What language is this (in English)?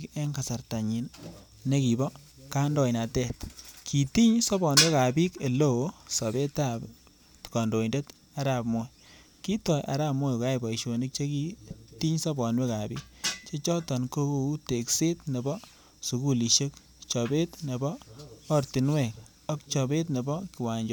Kalenjin